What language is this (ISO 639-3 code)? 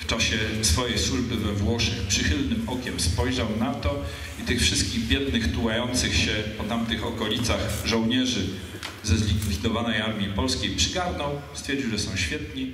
pol